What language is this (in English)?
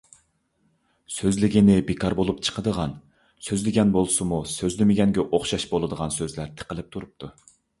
Uyghur